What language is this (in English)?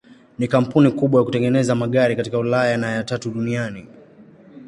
Swahili